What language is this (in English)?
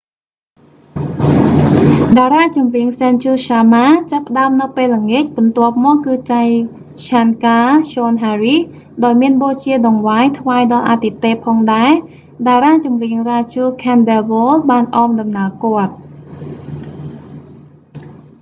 Khmer